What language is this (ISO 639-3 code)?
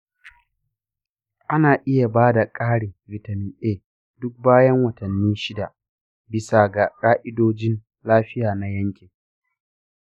hau